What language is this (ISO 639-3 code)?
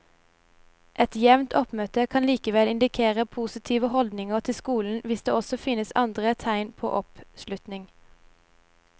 nor